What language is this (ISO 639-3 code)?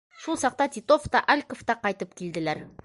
bak